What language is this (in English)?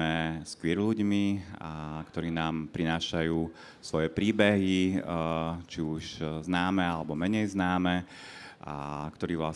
Slovak